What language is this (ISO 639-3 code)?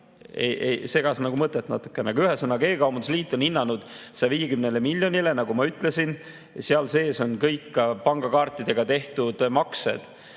est